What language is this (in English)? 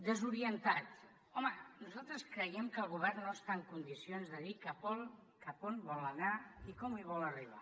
Catalan